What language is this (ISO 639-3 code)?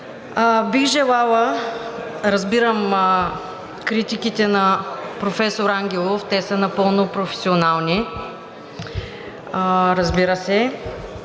bul